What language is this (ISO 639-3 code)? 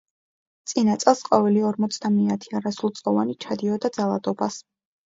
kat